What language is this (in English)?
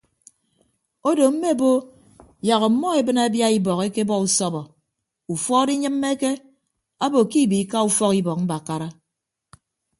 Ibibio